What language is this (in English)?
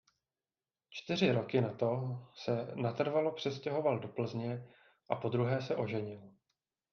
Czech